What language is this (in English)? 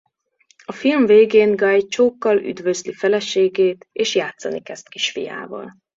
Hungarian